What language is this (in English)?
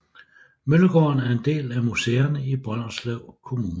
Danish